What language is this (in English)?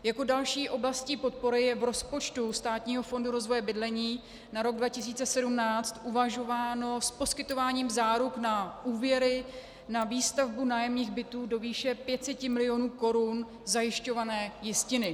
Czech